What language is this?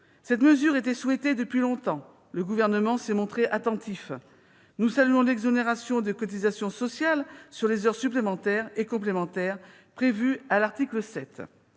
French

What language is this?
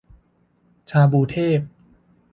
Thai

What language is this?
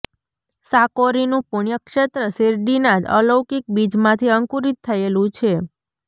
Gujarati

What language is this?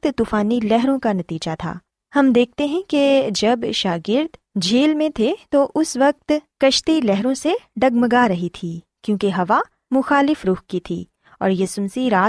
Urdu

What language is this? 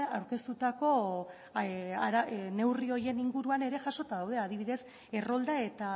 Basque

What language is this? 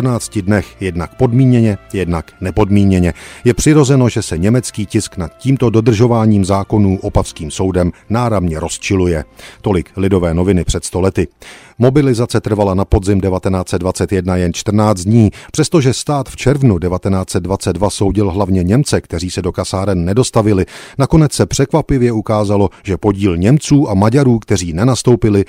Czech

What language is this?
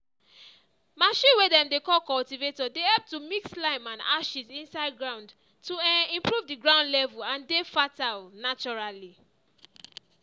Nigerian Pidgin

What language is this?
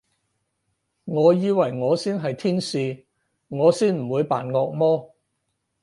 Cantonese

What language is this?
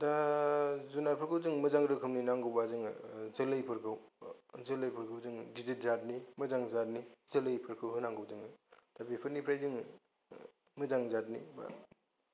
Bodo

